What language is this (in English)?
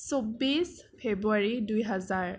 Assamese